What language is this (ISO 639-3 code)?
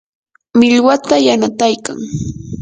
qur